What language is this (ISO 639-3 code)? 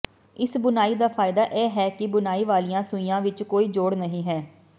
pan